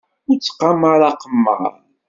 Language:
Kabyle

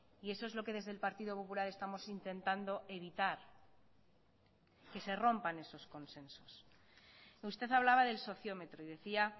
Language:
Spanish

